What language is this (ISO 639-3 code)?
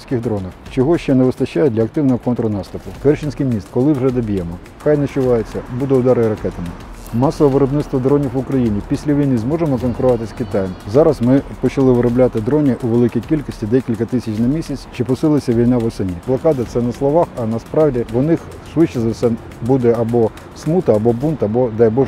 ukr